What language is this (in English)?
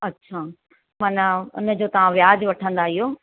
Sindhi